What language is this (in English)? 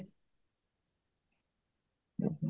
Odia